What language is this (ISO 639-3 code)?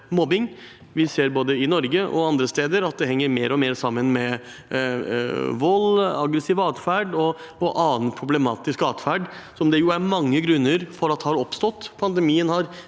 nor